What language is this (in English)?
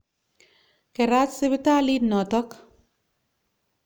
Kalenjin